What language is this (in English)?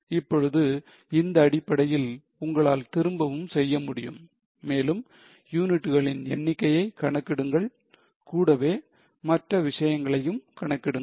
Tamil